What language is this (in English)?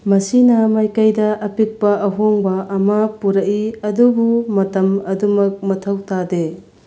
Manipuri